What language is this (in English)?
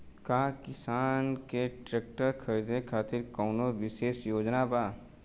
Bhojpuri